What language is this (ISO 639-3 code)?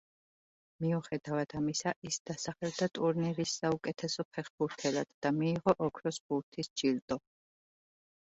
kat